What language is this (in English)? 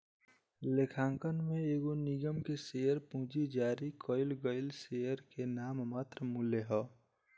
Bhojpuri